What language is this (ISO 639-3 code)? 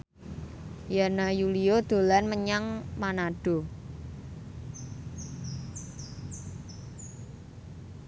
jav